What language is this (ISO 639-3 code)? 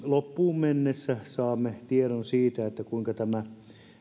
fin